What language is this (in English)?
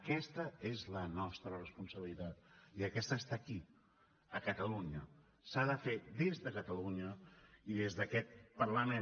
Catalan